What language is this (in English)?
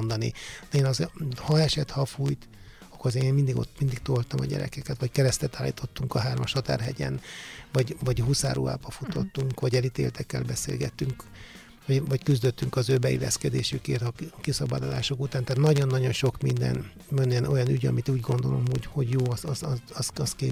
Hungarian